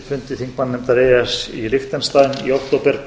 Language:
Icelandic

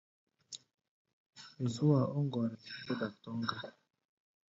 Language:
Gbaya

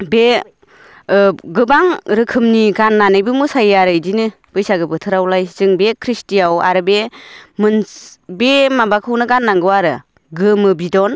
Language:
Bodo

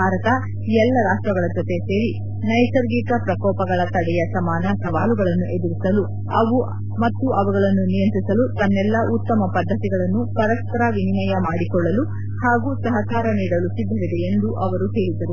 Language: Kannada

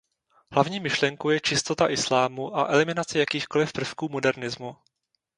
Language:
Czech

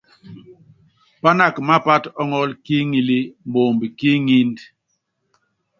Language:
Yangben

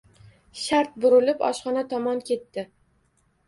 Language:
Uzbek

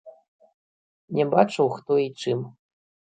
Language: Belarusian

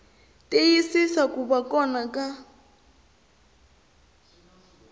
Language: Tsonga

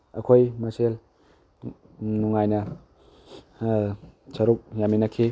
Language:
Manipuri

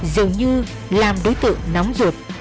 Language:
Vietnamese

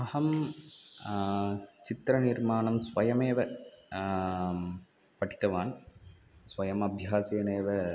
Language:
Sanskrit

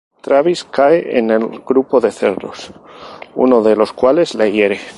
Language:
Spanish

